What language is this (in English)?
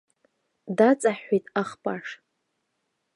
Abkhazian